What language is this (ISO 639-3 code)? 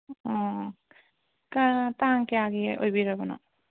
mni